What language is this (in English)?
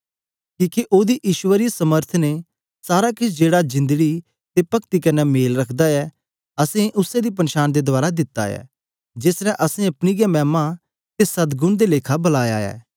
Dogri